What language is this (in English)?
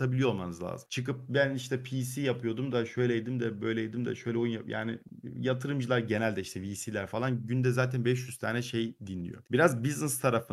Turkish